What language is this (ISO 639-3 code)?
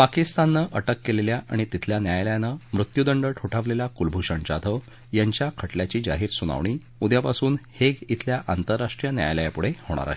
mar